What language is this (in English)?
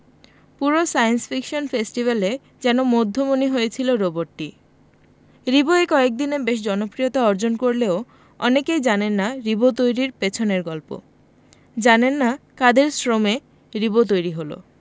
Bangla